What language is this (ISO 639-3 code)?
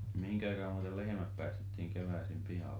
fin